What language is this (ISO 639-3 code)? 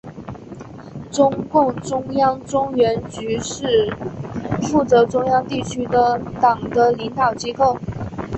zho